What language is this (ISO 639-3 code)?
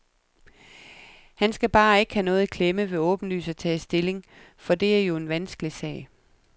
dan